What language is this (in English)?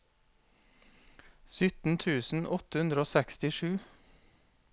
Norwegian